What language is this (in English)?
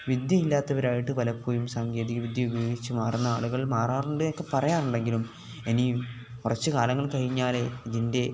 Malayalam